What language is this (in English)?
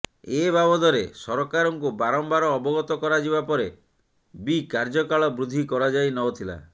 Odia